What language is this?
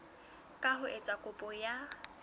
Southern Sotho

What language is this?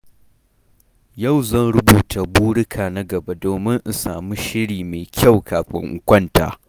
Hausa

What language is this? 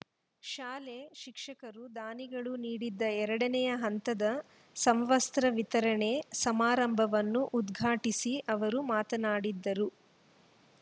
Kannada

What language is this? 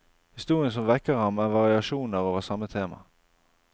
Norwegian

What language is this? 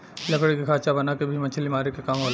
Bhojpuri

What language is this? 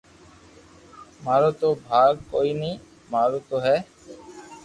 Loarki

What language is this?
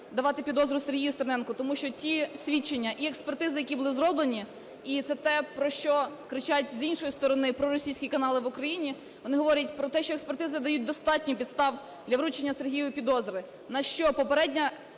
Ukrainian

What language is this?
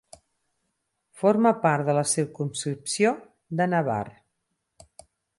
Catalan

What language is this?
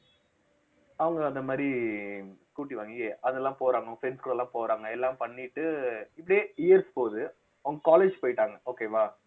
Tamil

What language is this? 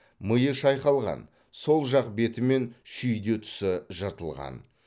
Kazakh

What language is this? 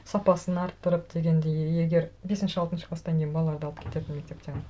Kazakh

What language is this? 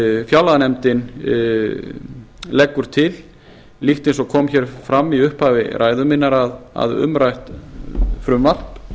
Icelandic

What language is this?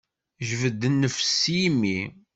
Kabyle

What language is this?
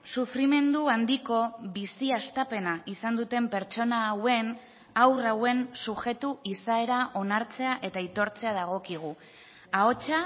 Basque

